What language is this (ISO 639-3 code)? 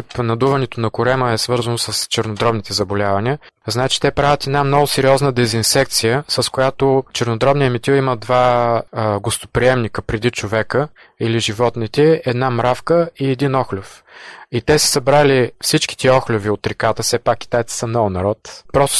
bul